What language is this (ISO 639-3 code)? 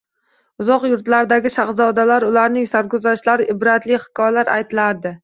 uzb